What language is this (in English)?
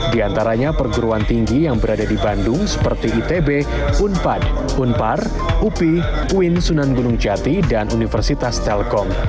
Indonesian